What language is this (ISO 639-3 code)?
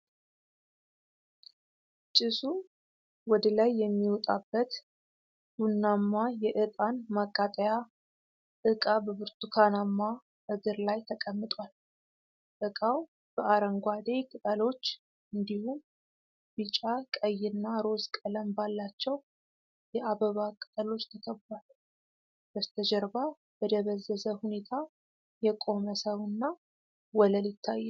amh